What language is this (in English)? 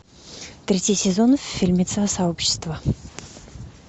Russian